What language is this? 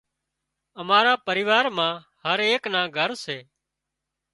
Wadiyara Koli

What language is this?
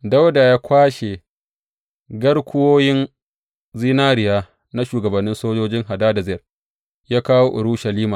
Hausa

